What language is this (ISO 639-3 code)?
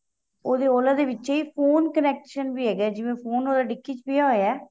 pan